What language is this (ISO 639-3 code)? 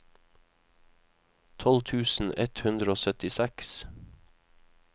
nor